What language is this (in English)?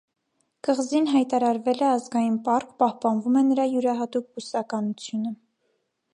Armenian